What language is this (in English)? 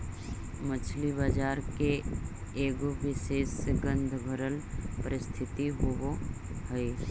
Magahi